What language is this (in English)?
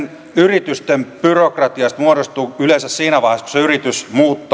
Finnish